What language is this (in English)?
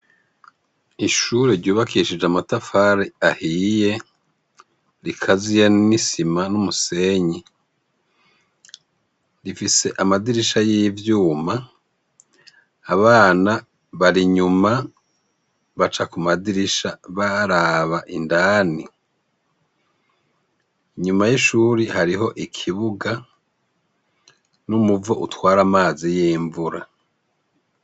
Rundi